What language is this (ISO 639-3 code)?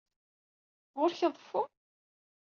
kab